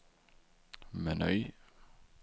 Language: Swedish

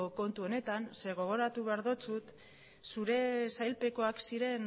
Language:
Basque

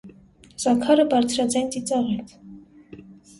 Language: Armenian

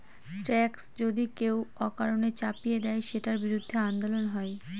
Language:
Bangla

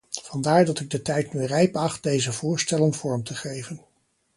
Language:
Dutch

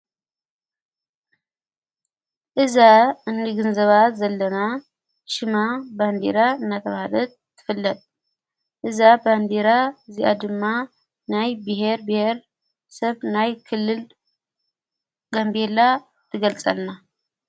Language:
Tigrinya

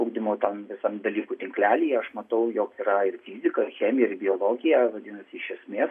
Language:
Lithuanian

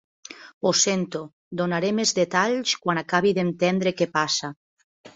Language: Catalan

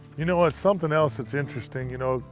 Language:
English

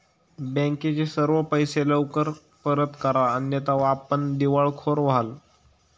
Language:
Marathi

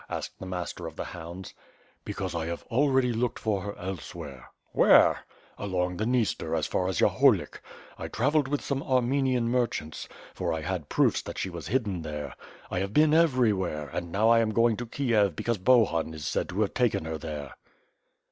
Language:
English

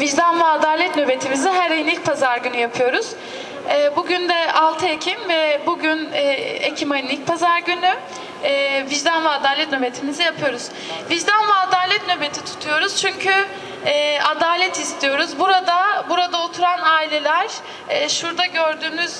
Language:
Turkish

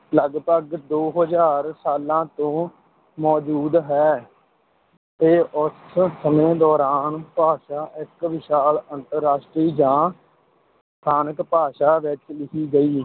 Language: Punjabi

